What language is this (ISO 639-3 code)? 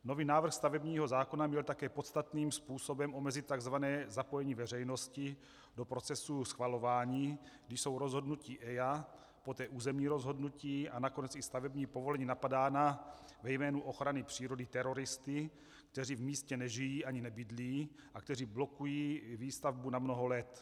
ces